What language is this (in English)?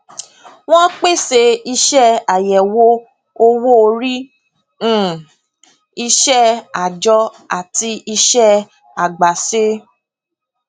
Yoruba